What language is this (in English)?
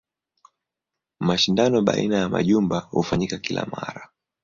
Swahili